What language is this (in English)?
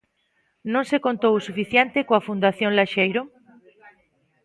Galician